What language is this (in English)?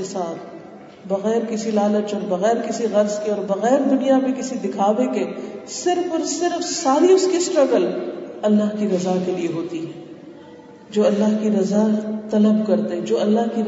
Urdu